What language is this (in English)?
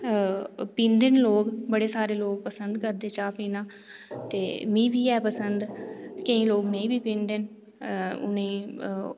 Dogri